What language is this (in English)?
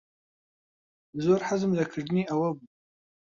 Central Kurdish